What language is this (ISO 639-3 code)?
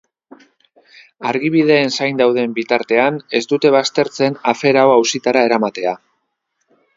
eus